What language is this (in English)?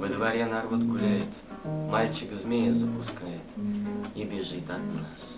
Russian